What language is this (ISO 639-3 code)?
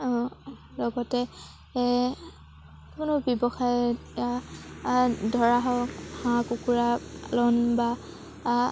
asm